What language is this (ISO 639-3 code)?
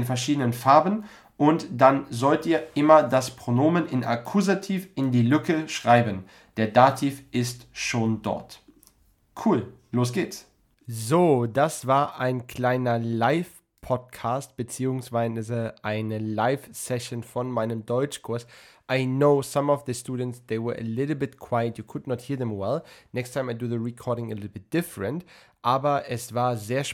deu